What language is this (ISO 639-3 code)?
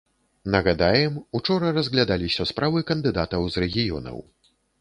bel